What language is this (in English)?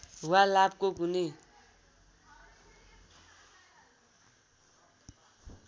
Nepali